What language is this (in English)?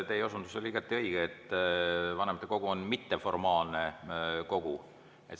Estonian